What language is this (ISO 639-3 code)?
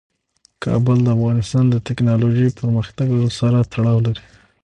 pus